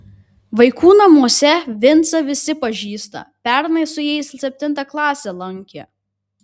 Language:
Lithuanian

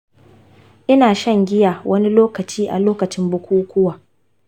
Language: Hausa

